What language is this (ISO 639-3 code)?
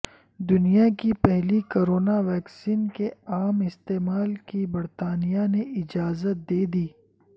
urd